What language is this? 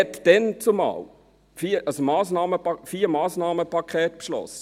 Swiss German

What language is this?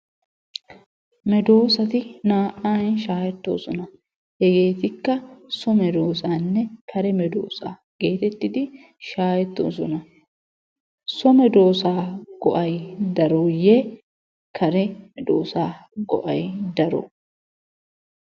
Wolaytta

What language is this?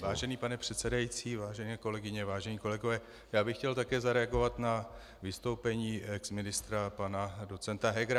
Czech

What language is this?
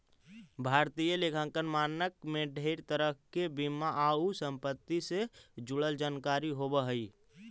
Magahi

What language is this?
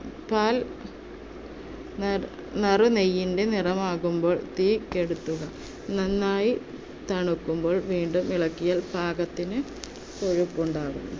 Malayalam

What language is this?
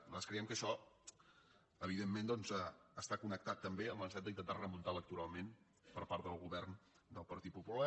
Catalan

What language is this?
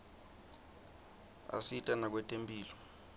Swati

